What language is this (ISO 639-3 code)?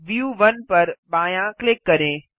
hin